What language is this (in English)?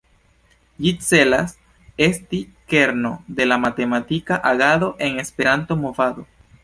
Esperanto